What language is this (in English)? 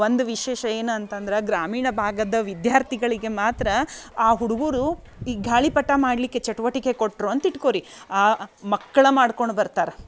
Kannada